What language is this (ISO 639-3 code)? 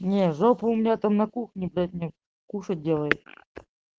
rus